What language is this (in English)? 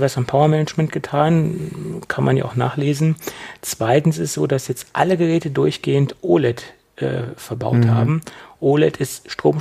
German